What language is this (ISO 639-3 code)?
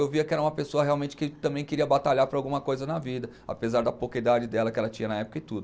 por